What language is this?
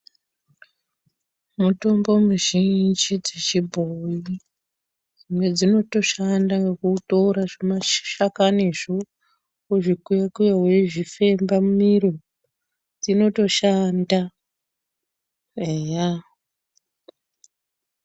Ndau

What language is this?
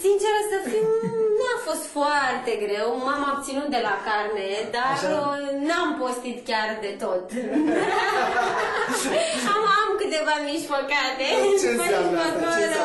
Romanian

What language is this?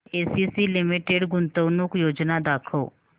Marathi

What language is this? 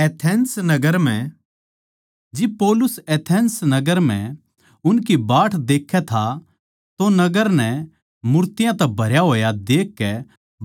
Haryanvi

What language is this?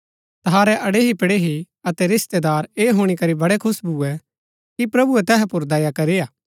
Gaddi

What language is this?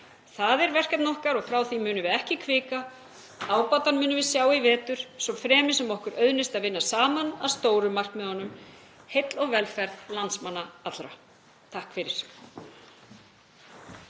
Icelandic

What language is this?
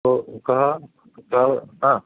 Sanskrit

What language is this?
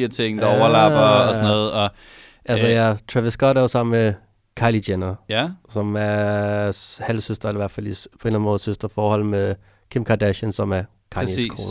Danish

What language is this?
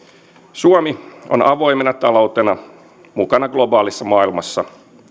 Finnish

